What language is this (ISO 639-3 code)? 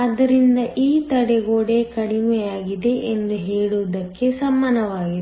kan